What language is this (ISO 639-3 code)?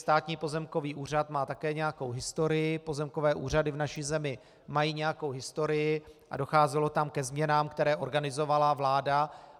ces